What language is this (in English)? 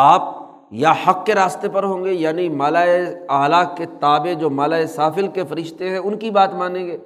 Urdu